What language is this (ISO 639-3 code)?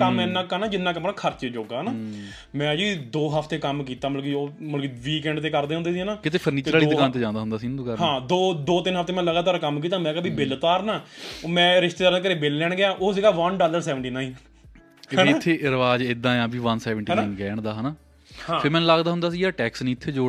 pan